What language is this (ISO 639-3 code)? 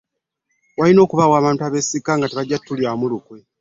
lug